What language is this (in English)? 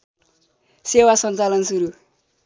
Nepali